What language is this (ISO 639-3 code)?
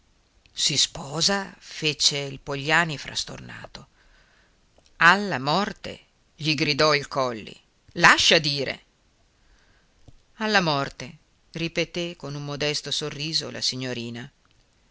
ita